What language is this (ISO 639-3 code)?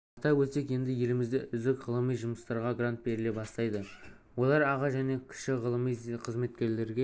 kaz